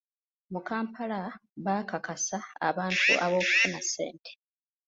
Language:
Ganda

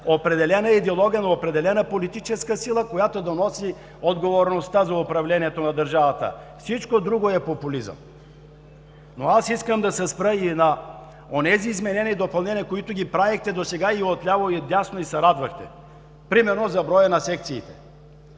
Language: Bulgarian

